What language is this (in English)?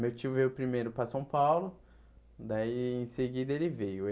Portuguese